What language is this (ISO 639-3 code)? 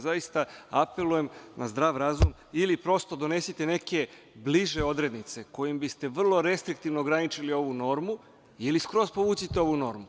srp